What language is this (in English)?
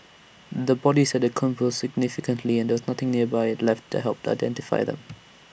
English